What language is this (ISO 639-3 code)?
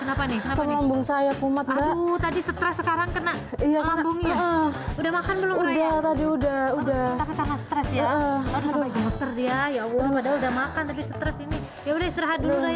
ind